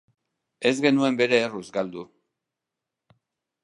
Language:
Basque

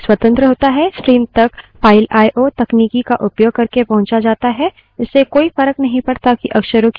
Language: Hindi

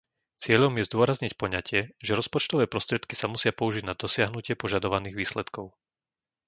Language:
Slovak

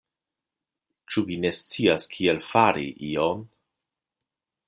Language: Esperanto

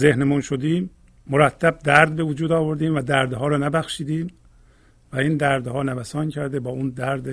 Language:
Persian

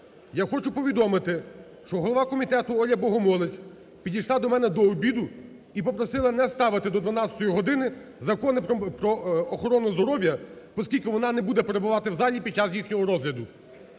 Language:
Ukrainian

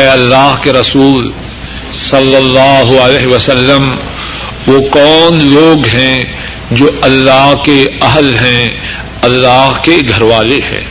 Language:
Urdu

